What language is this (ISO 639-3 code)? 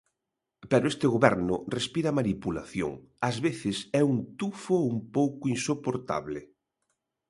glg